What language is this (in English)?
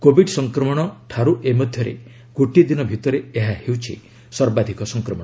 Odia